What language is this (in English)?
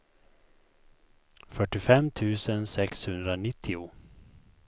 Swedish